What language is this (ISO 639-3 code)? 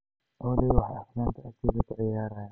som